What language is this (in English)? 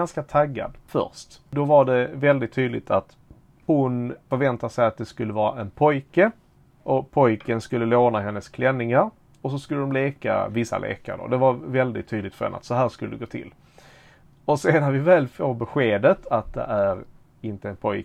Swedish